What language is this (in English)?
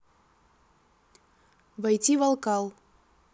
Russian